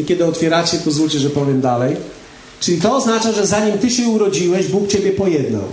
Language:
Polish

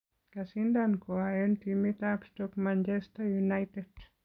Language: Kalenjin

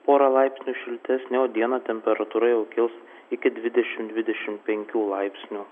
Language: Lithuanian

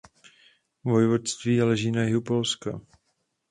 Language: Czech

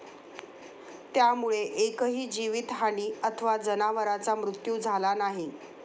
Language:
Marathi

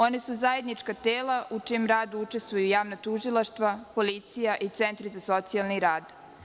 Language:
Serbian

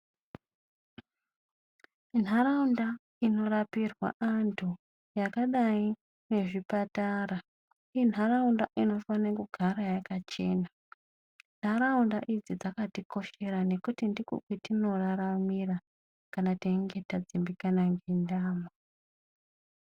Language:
Ndau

